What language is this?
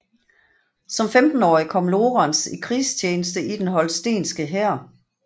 Danish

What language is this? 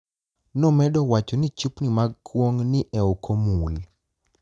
Luo (Kenya and Tanzania)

